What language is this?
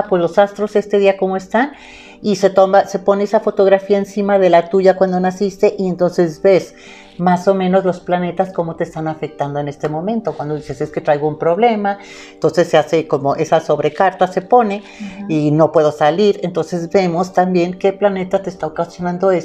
Spanish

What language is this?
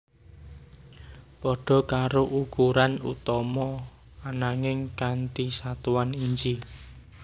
Javanese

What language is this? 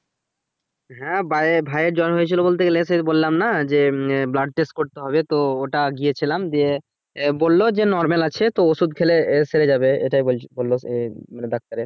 Bangla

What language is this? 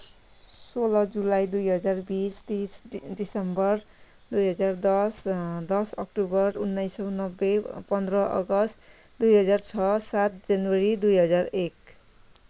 Nepali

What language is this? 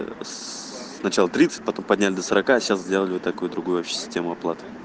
Russian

